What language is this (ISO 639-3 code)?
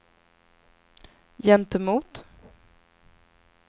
swe